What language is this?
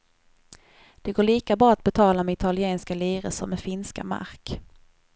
Swedish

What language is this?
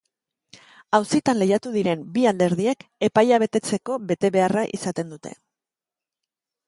Basque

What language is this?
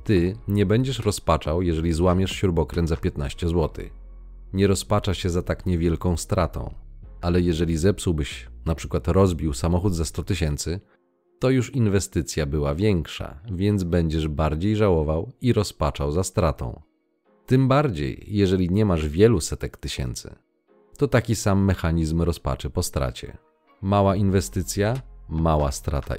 Polish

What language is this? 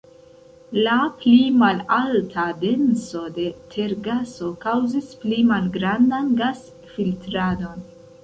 Esperanto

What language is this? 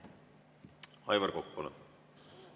Estonian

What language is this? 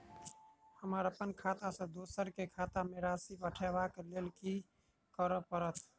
Maithili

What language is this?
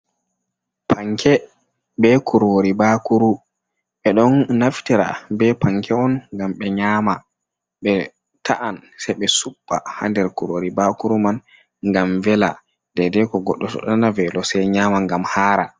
Fula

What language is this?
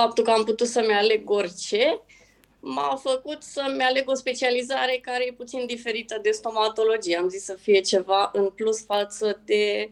Romanian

